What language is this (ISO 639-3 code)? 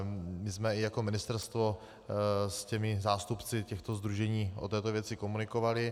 ces